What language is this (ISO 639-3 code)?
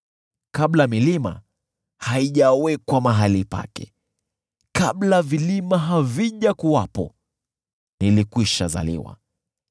swa